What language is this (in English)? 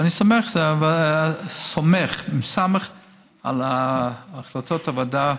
Hebrew